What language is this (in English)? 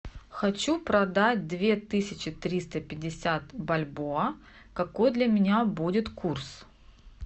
Russian